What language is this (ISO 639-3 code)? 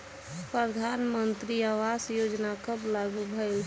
bho